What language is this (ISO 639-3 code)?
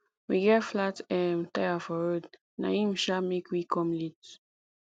pcm